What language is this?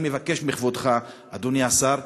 Hebrew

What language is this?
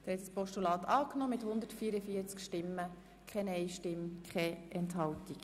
Swiss German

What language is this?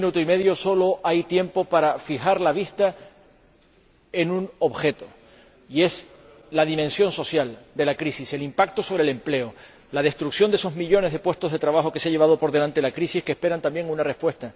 Spanish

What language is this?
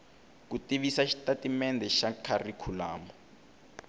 Tsonga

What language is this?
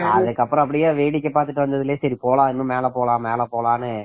Tamil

